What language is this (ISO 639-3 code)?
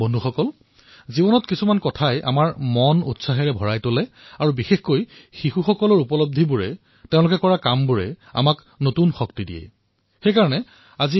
asm